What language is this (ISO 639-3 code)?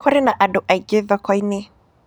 kik